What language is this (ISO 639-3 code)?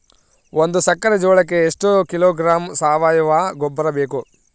kan